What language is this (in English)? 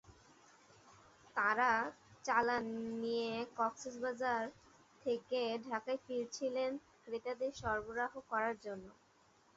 Bangla